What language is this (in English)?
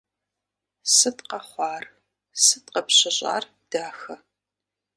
Kabardian